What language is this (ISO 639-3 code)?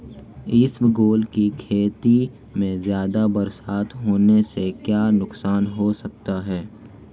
hin